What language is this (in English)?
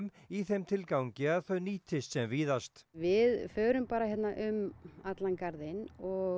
Icelandic